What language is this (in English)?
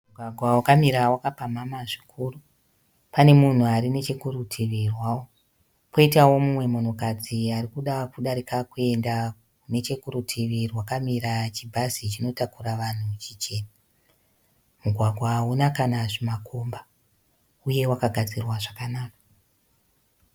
Shona